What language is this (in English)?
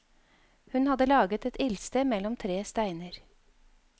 Norwegian